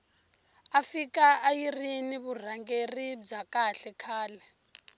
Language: Tsonga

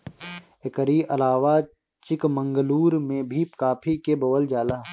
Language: Bhojpuri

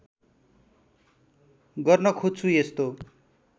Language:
Nepali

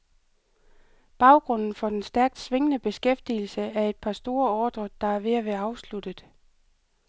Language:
Danish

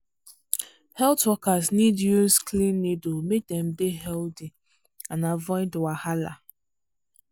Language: Nigerian Pidgin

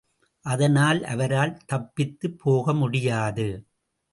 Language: Tamil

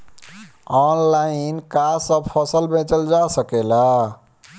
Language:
Bhojpuri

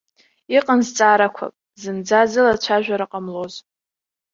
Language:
Abkhazian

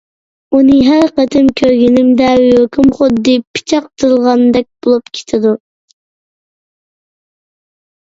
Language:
Uyghur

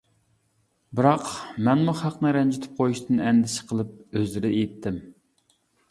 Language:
Uyghur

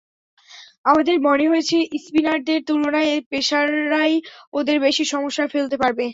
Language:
Bangla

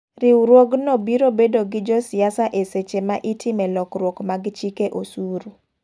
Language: Luo (Kenya and Tanzania)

